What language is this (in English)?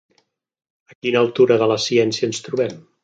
Catalan